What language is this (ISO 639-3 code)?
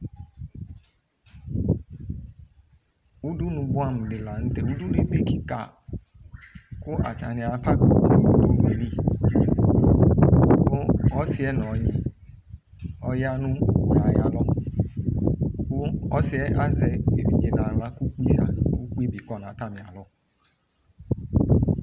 kpo